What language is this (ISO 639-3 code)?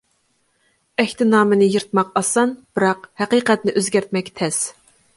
uig